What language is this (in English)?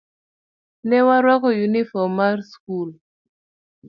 Luo (Kenya and Tanzania)